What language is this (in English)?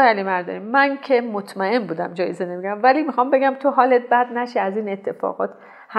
Persian